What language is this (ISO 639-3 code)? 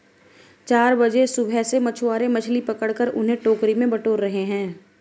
hin